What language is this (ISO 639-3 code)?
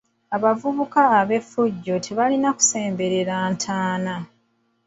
lug